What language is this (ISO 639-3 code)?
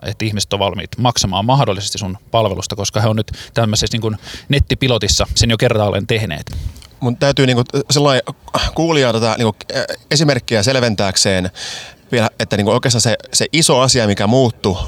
fin